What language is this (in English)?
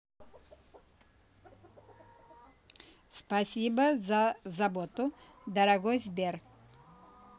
Russian